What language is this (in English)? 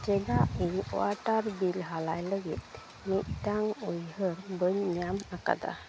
Santali